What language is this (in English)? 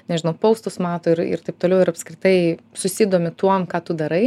Lithuanian